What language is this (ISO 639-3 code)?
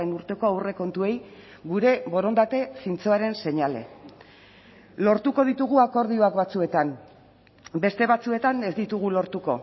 eus